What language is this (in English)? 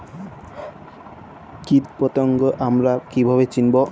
Bangla